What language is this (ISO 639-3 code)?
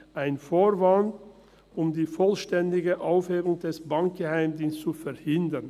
gsw